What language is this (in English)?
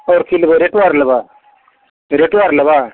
Maithili